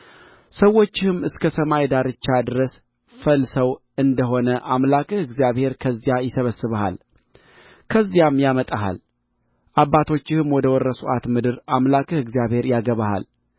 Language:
Amharic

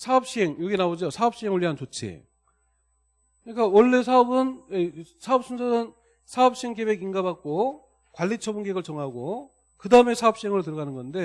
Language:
Korean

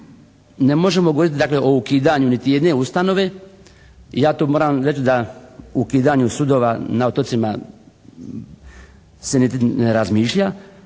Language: Croatian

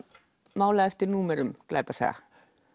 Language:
Icelandic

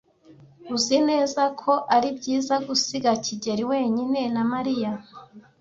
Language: Kinyarwanda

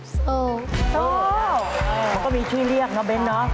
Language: Thai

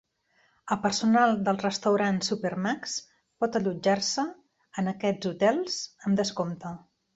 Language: Catalan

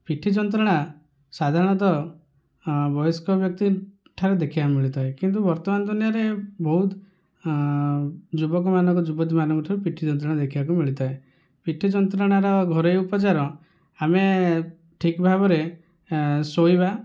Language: Odia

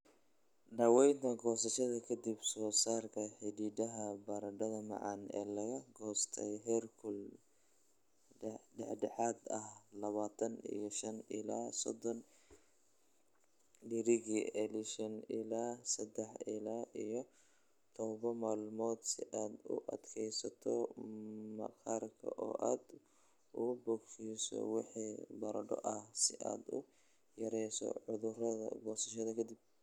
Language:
Somali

